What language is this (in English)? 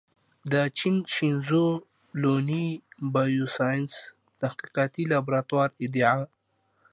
Pashto